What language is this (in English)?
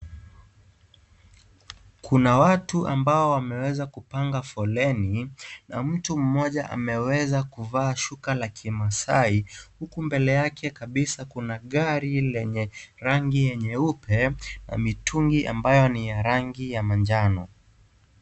Swahili